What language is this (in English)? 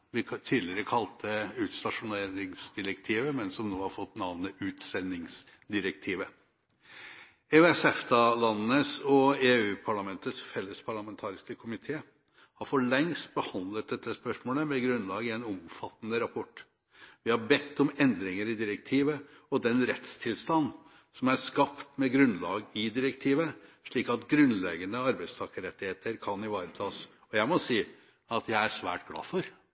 Norwegian Bokmål